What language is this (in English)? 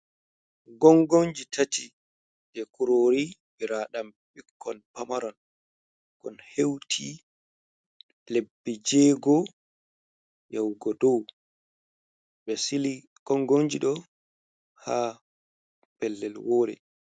Fula